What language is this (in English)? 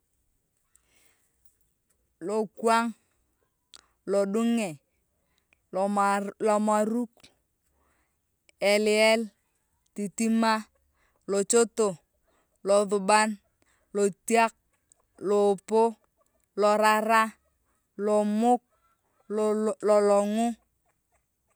Turkana